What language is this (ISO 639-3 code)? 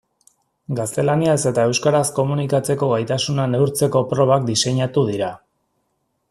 eus